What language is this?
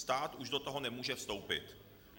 Czech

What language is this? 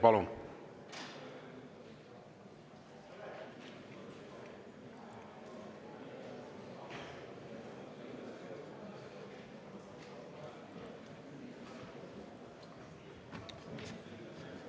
Estonian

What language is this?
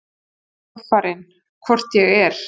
Icelandic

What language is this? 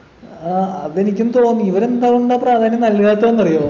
Malayalam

